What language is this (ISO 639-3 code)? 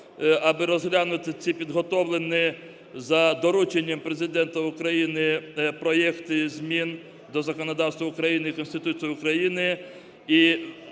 ukr